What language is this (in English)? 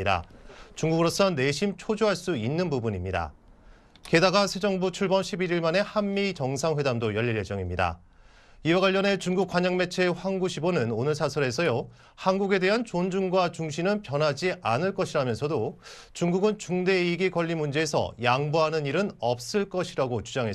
Korean